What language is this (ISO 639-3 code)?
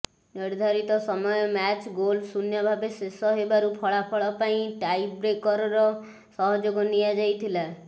ori